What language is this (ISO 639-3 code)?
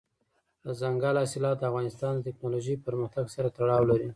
pus